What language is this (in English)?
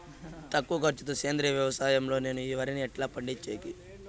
Telugu